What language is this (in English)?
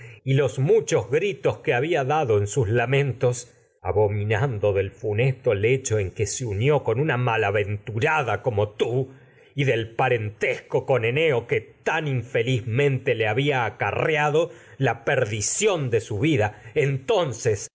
Spanish